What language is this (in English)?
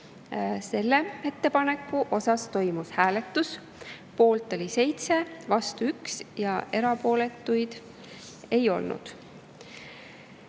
Estonian